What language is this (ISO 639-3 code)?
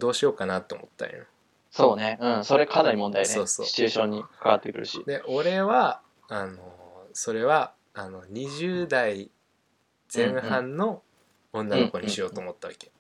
jpn